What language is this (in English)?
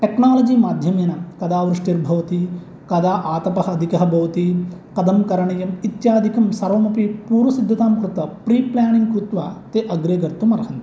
Sanskrit